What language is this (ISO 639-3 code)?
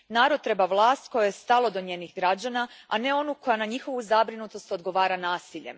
hrv